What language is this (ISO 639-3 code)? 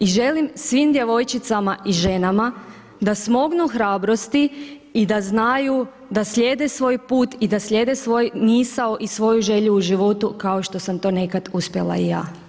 hrv